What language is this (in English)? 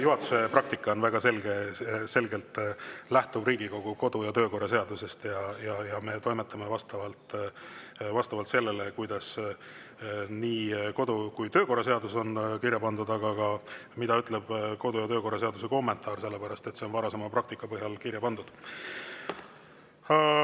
Estonian